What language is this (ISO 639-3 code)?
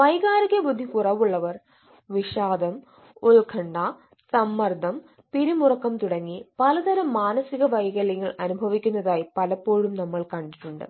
mal